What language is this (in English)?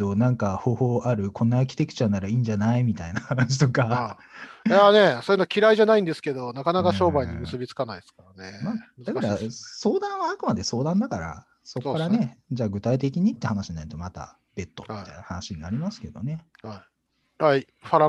Japanese